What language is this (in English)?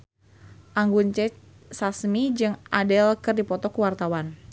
Sundanese